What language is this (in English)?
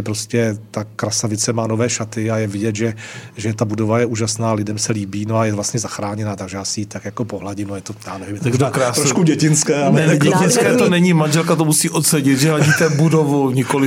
Czech